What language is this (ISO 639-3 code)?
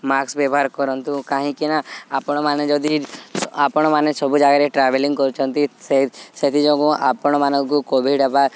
ori